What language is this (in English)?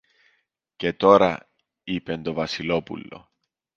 Greek